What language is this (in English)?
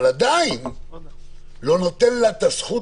Hebrew